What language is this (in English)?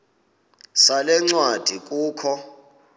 Xhosa